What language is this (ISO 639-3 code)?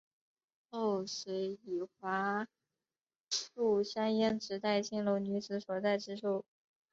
zho